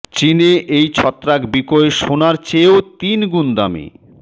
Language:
Bangla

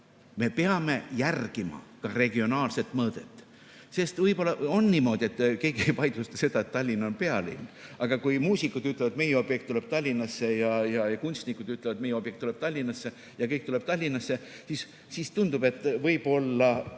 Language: Estonian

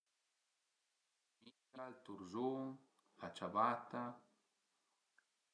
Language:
Piedmontese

